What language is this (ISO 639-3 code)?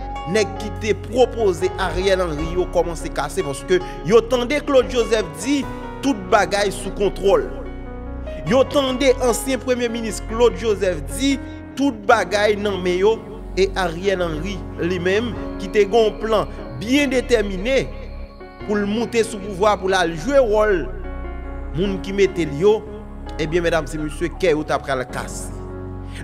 fra